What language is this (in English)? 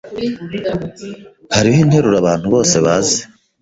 Kinyarwanda